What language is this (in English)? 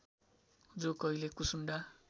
Nepali